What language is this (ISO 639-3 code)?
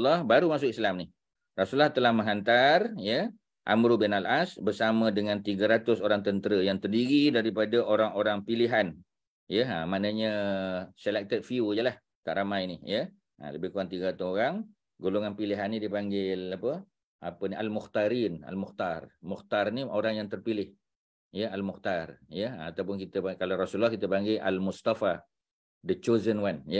msa